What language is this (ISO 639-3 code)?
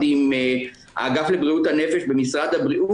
heb